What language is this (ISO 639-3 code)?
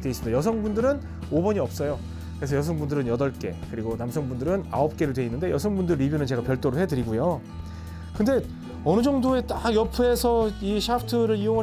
kor